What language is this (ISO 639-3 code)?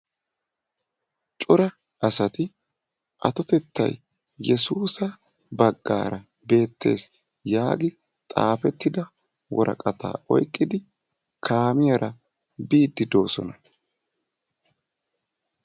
wal